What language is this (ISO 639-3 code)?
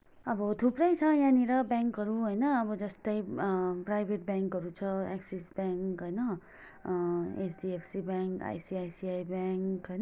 nep